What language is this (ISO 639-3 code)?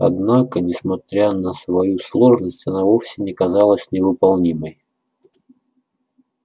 rus